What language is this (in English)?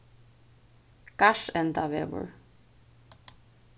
Faroese